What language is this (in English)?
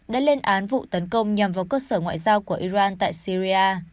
Vietnamese